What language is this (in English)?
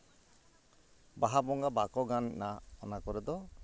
Santali